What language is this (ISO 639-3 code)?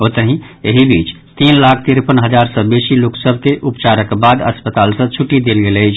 mai